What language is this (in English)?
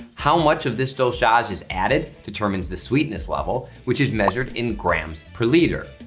English